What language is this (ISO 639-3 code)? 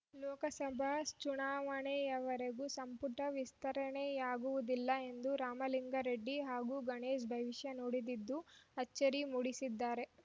kan